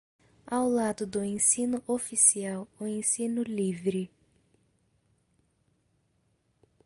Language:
Portuguese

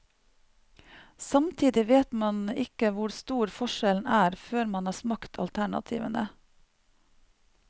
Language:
Norwegian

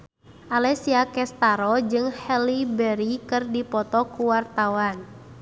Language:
Sundanese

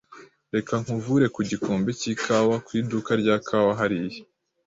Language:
Kinyarwanda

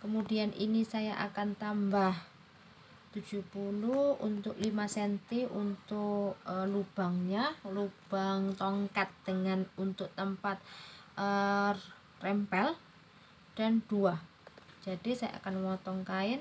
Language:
Indonesian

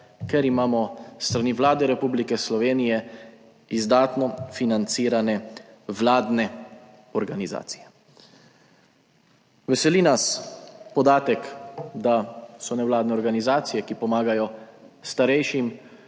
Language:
Slovenian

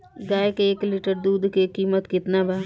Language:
Bhojpuri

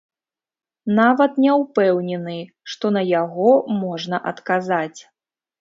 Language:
Belarusian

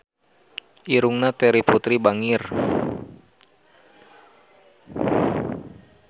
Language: Sundanese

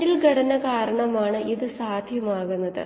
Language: Malayalam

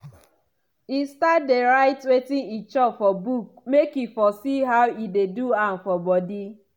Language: Nigerian Pidgin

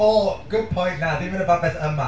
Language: Welsh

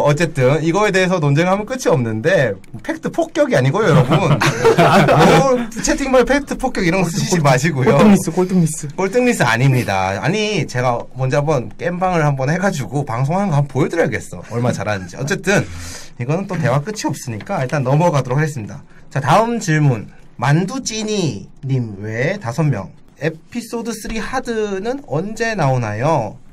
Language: Korean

